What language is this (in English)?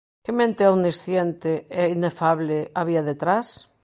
Galician